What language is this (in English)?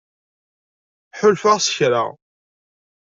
Kabyle